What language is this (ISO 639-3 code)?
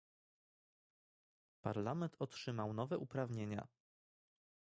pol